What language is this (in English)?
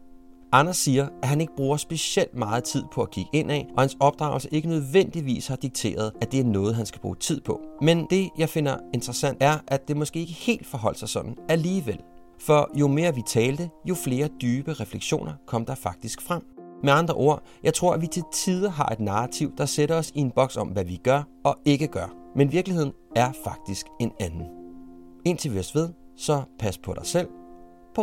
Danish